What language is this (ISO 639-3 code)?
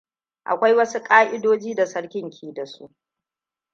hau